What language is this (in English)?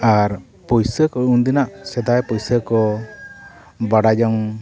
Santali